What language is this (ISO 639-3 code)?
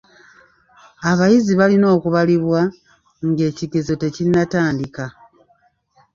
lug